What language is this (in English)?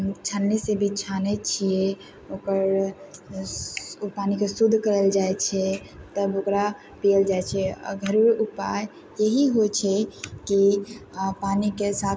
Maithili